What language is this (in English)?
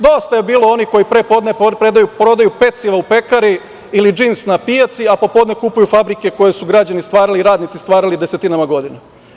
Serbian